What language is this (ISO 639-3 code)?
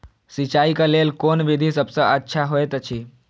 mai